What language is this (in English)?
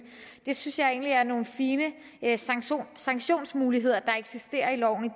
Danish